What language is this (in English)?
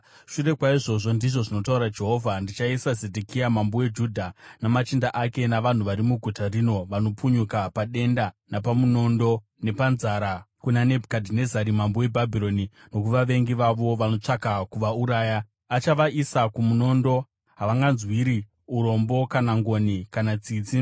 Shona